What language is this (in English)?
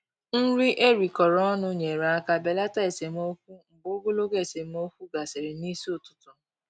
Igbo